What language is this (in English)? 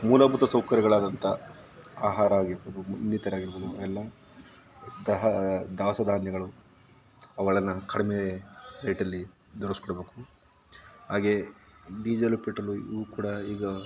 Kannada